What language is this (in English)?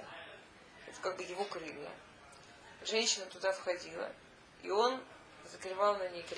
Russian